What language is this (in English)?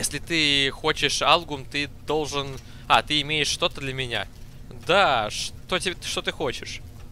Russian